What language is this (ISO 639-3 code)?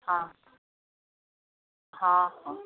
ori